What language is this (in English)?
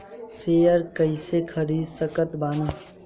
Bhojpuri